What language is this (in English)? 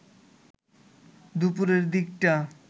Bangla